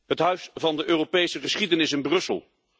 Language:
Dutch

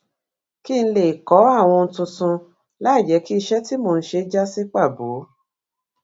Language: Yoruba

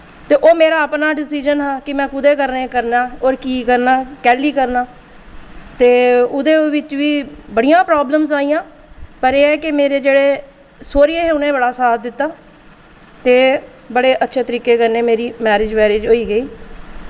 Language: Dogri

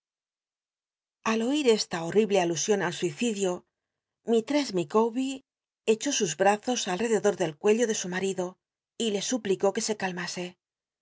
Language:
Spanish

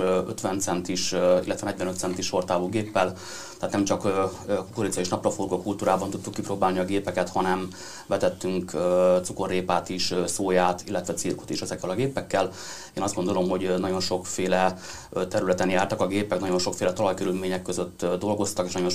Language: Hungarian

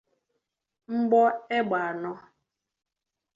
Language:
Igbo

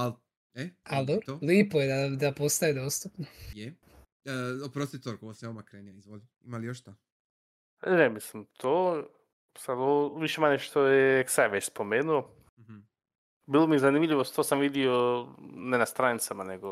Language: Croatian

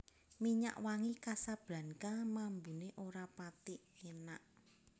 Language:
Javanese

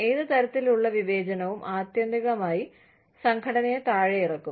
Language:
Malayalam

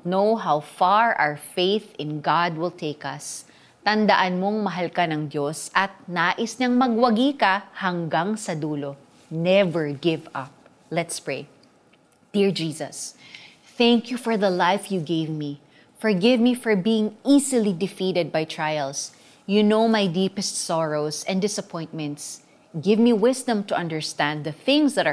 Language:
Filipino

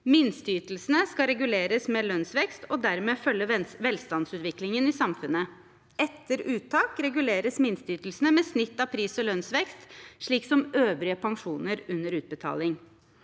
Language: Norwegian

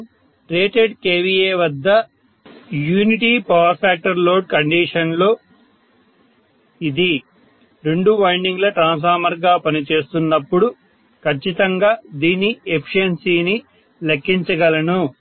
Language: Telugu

